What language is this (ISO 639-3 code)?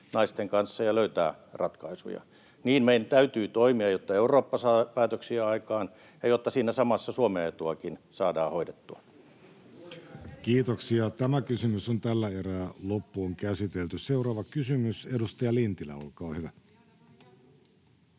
fin